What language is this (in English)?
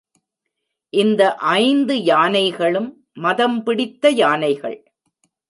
Tamil